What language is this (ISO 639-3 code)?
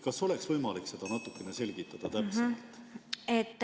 est